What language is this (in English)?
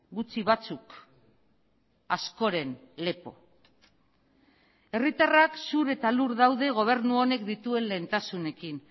Basque